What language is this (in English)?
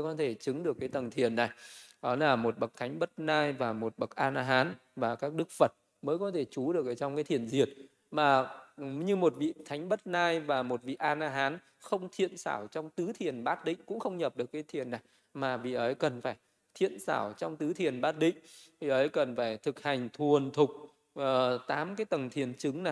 Vietnamese